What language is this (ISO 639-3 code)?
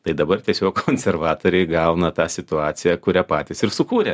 lit